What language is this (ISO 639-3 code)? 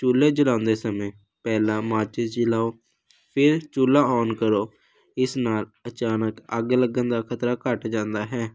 pan